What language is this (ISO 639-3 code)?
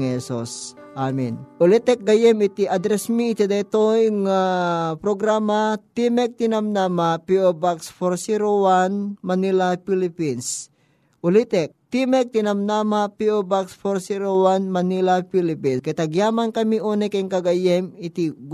fil